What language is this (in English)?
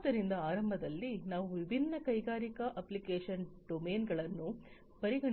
Kannada